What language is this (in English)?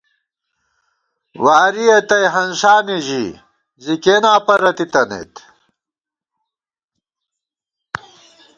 Gawar-Bati